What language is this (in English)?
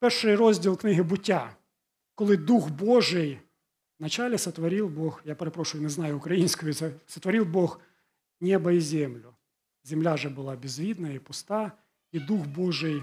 Ukrainian